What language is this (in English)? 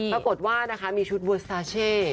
Thai